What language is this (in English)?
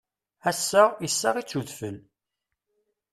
Kabyle